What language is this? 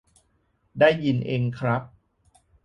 Thai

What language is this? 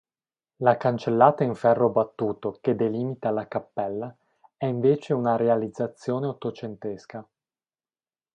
Italian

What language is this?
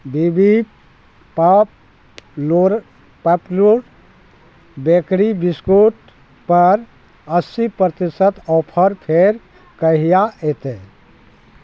Maithili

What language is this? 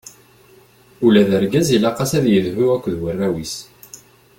Kabyle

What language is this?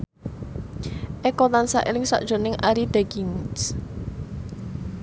Javanese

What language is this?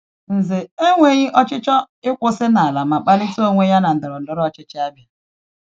Igbo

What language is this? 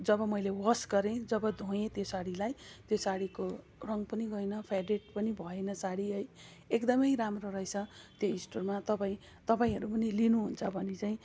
Nepali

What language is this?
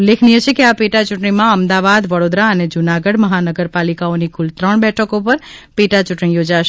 Gujarati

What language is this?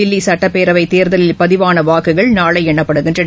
Tamil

